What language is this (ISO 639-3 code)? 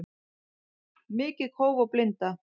isl